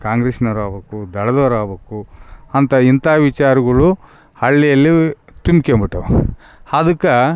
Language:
Kannada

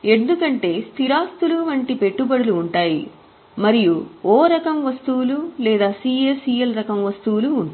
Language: Telugu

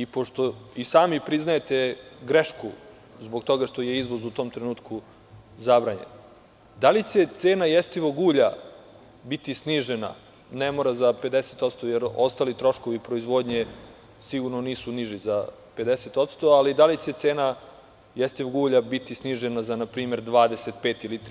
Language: Serbian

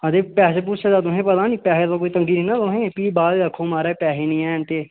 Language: Dogri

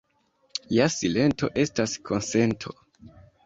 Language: Esperanto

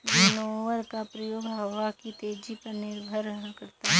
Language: Hindi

